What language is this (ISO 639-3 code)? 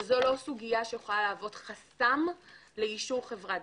heb